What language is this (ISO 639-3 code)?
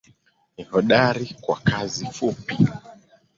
swa